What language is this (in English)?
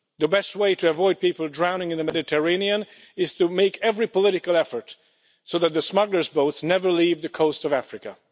English